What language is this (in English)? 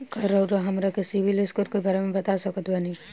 Bhojpuri